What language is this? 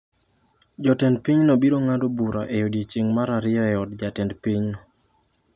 Luo (Kenya and Tanzania)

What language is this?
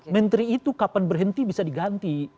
Indonesian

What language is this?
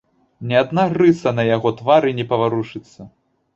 Belarusian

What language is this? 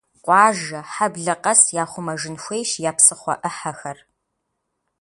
Kabardian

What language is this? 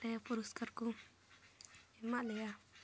Santali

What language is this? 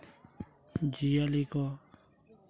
Santali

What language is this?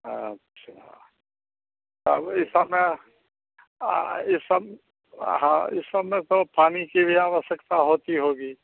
Hindi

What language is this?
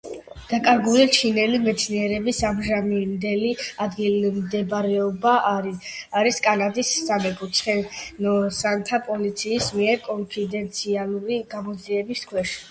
Georgian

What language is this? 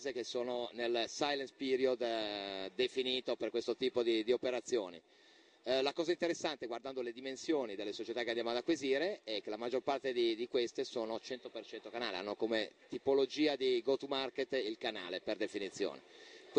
Italian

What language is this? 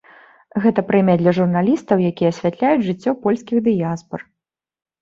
Belarusian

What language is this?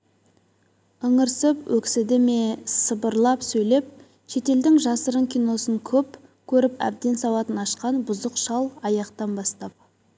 Kazakh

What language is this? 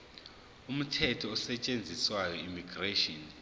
Zulu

